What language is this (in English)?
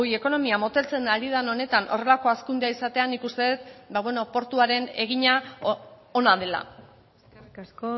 Basque